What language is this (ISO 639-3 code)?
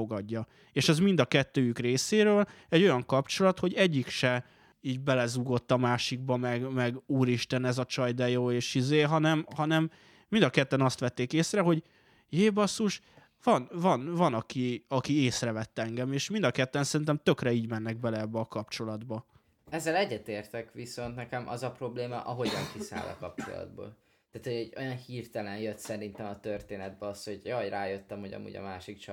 hun